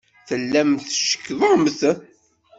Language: Kabyle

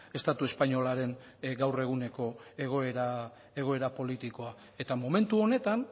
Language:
Basque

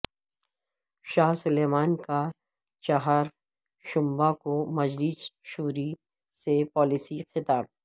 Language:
Urdu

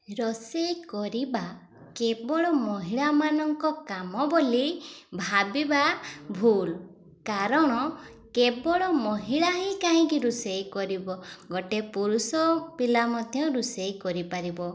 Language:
Odia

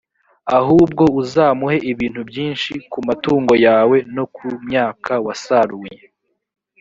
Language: Kinyarwanda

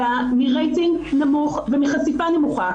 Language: Hebrew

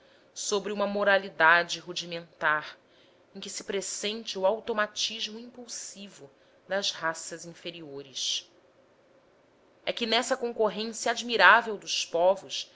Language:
Portuguese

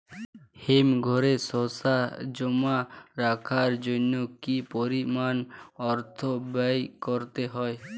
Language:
Bangla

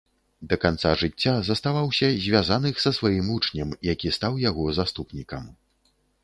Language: Belarusian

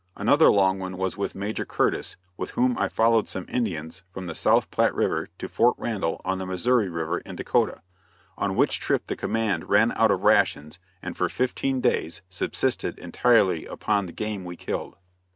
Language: English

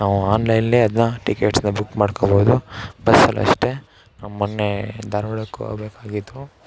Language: Kannada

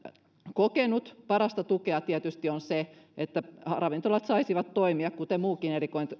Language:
Finnish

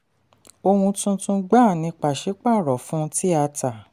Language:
Yoruba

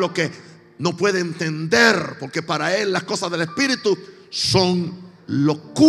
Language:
Spanish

